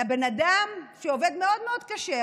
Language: Hebrew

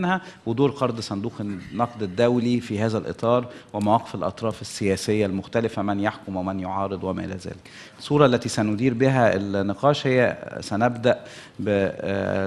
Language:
Arabic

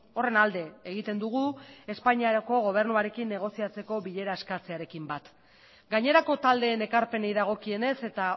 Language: Basque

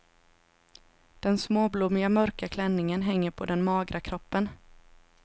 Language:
Swedish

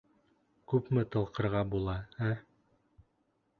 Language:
Bashkir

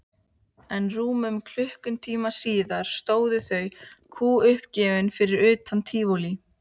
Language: Icelandic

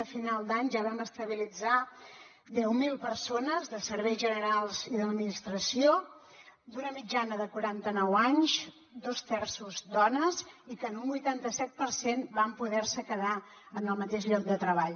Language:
Catalan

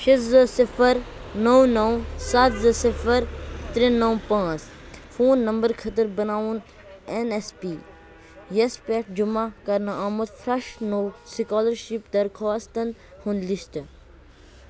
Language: Kashmiri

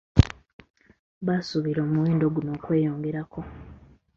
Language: Ganda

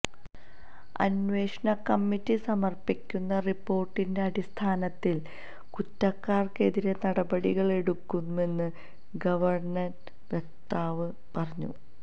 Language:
Malayalam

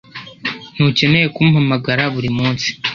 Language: Kinyarwanda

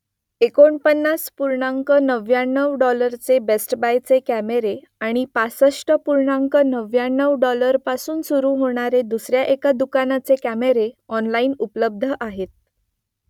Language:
Marathi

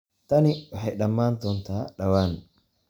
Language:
Somali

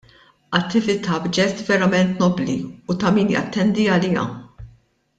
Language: Maltese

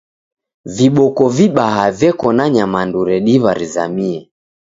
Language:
Taita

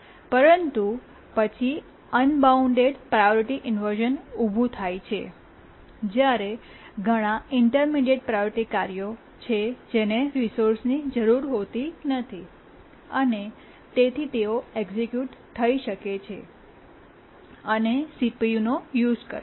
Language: Gujarati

